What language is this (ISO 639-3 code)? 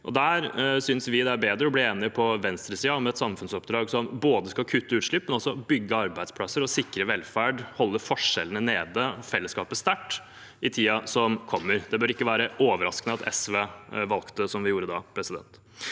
nor